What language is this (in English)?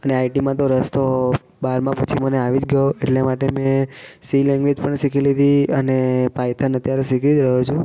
Gujarati